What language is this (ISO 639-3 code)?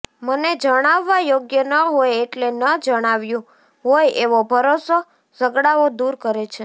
guj